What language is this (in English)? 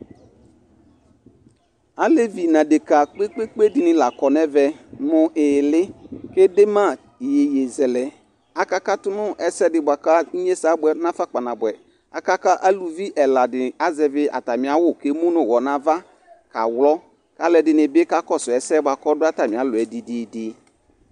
Ikposo